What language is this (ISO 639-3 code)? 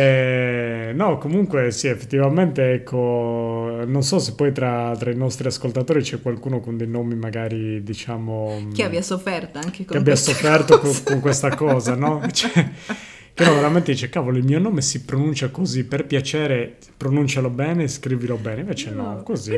ita